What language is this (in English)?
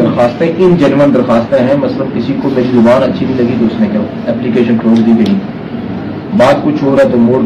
Urdu